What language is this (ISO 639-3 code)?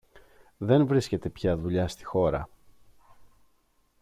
ell